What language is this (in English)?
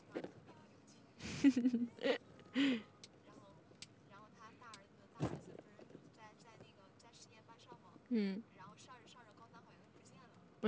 Chinese